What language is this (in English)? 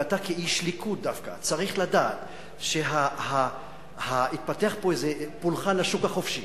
Hebrew